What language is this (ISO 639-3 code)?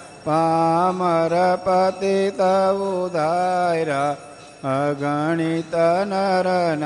guj